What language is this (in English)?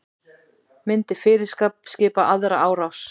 Icelandic